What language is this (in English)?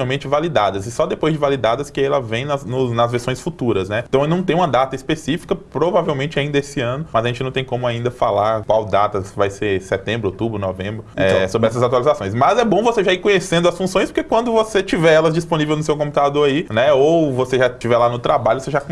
Portuguese